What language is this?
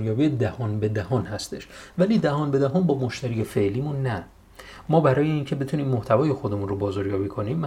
Persian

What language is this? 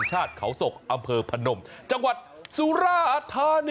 Thai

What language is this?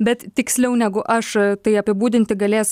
Lithuanian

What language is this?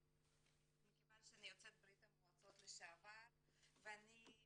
Hebrew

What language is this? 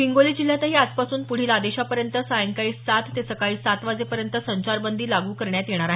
Marathi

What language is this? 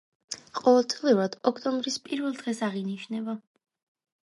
Georgian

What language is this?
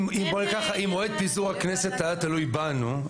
Hebrew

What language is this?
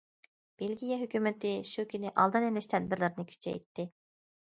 Uyghur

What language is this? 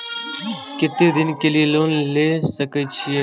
Maithili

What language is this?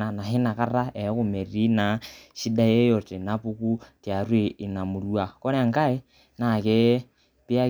Masai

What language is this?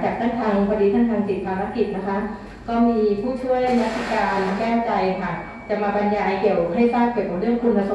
Thai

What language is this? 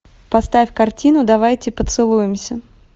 Russian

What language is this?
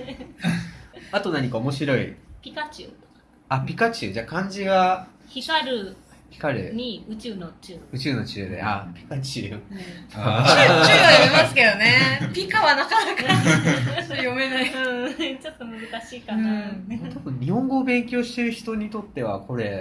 Japanese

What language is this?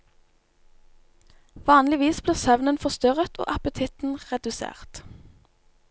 Norwegian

